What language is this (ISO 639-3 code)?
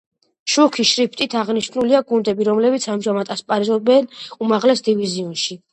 kat